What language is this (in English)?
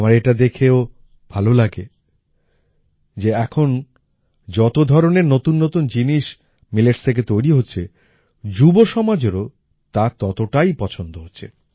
Bangla